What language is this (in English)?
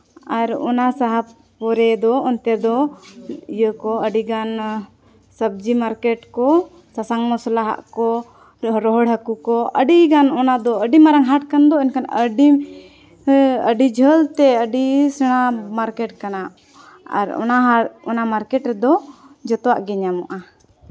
Santali